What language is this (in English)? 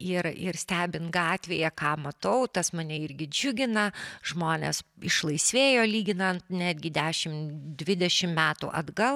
Lithuanian